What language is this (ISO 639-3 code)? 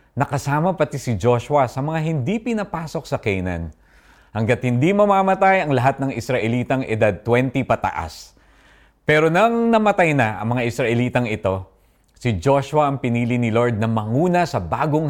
fil